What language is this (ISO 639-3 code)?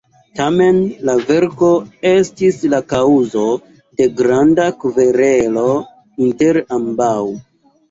epo